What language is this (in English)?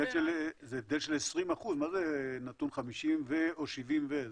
Hebrew